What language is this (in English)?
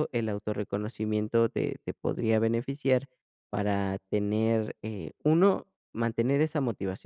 Spanish